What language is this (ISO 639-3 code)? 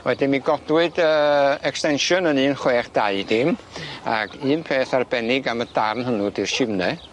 cym